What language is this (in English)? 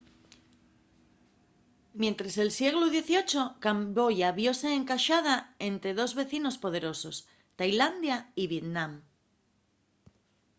Asturian